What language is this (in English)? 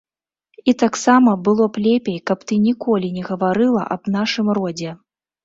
Belarusian